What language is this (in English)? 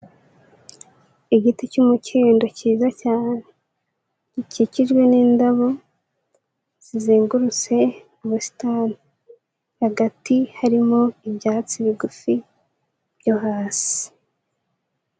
Kinyarwanda